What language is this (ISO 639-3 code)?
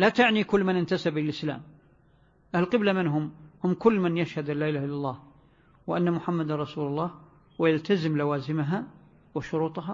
ara